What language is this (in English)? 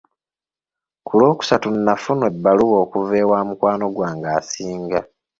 Ganda